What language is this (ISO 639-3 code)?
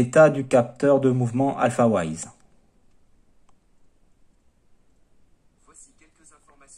fra